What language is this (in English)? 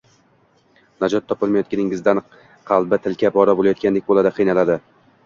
Uzbek